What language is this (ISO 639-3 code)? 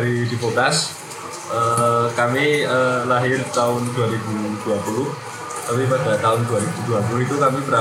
ind